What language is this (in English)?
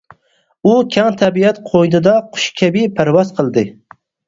Uyghur